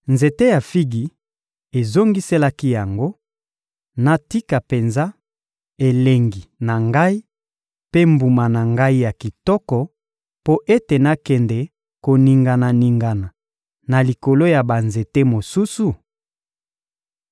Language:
Lingala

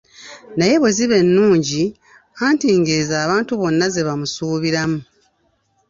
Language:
Ganda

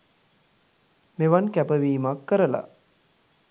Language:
Sinhala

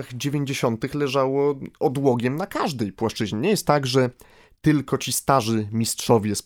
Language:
Polish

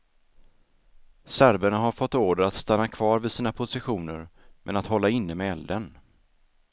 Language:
Swedish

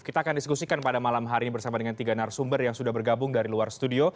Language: Indonesian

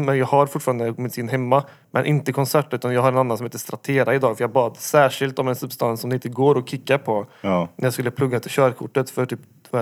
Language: Swedish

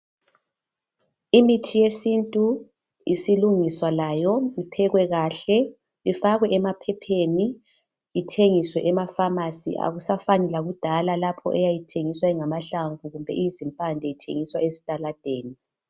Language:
North Ndebele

